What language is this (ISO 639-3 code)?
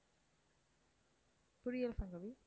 tam